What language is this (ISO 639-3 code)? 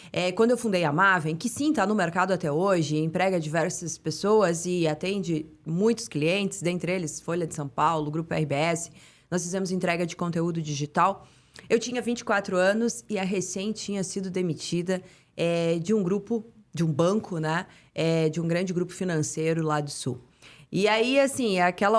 por